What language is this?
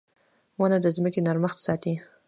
Pashto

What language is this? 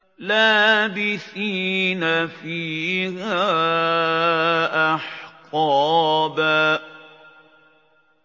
Arabic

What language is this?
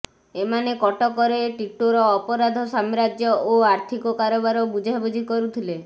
Odia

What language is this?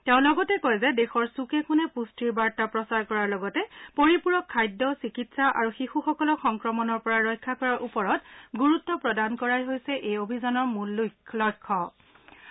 Assamese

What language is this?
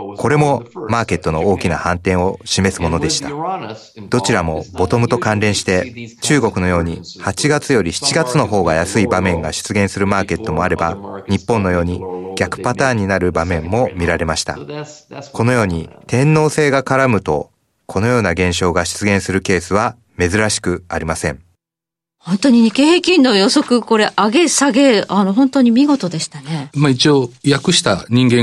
Japanese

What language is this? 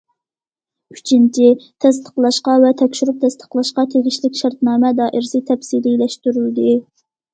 Uyghur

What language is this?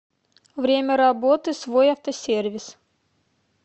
Russian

